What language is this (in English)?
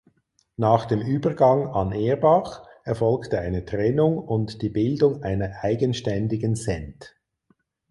German